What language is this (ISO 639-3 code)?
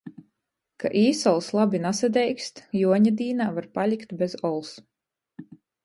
ltg